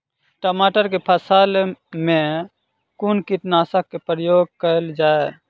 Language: Maithili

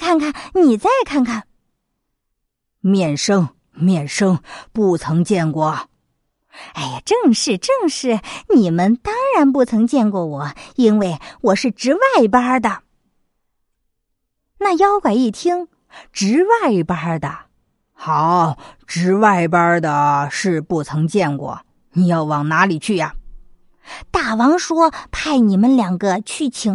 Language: Chinese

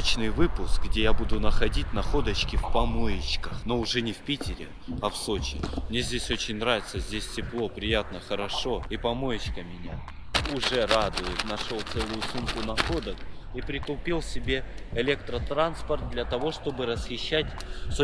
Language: Russian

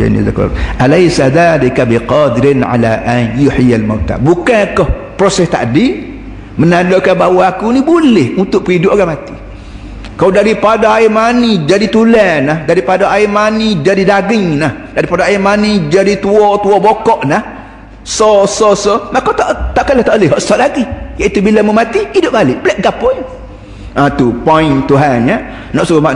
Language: Malay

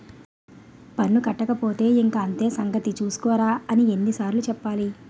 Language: Telugu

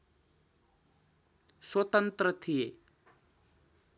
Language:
Nepali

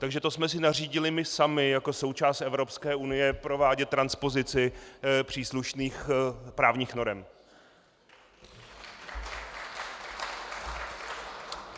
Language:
Czech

